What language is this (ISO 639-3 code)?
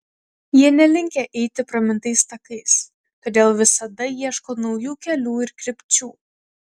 lit